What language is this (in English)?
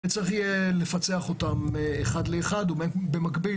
Hebrew